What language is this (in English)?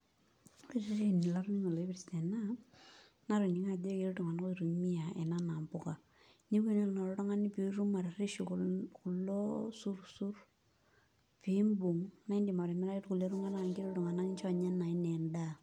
Masai